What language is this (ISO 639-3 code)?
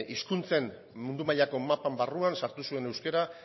eus